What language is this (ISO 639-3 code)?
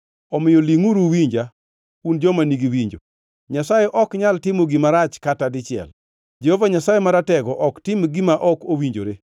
luo